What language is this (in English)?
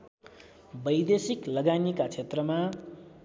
Nepali